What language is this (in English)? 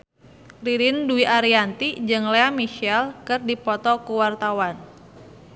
Sundanese